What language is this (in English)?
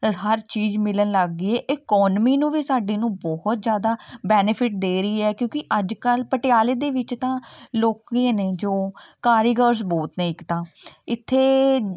Punjabi